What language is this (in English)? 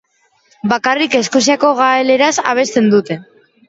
Basque